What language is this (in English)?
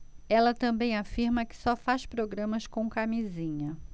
Portuguese